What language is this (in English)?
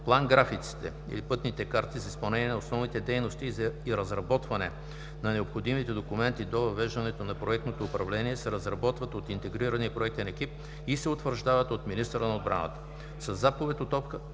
Bulgarian